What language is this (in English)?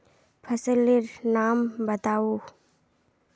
Magahi